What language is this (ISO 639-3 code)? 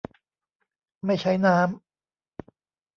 tha